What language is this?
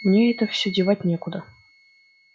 Russian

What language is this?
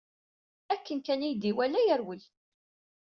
Kabyle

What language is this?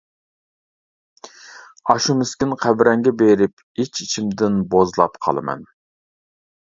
Uyghur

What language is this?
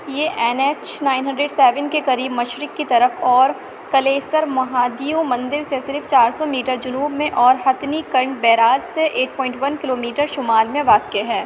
Urdu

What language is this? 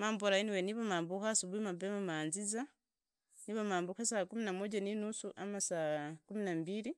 Idakho-Isukha-Tiriki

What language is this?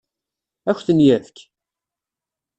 Kabyle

